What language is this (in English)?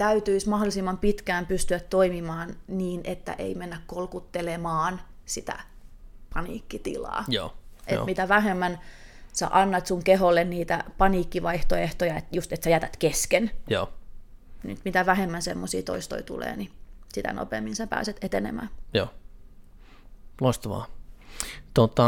Finnish